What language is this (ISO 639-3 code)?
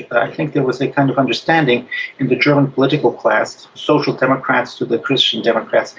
eng